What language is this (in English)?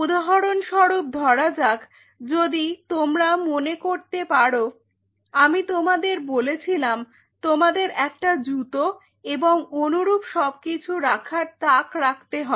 Bangla